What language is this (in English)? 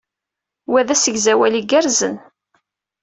Kabyle